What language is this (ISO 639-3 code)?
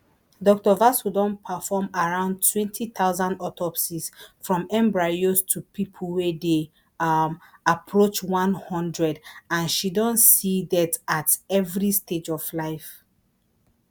pcm